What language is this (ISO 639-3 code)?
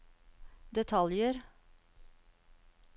nor